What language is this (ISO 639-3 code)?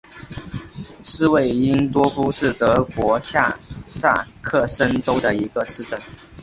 zho